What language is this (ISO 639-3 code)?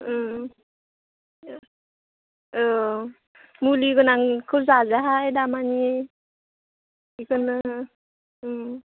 brx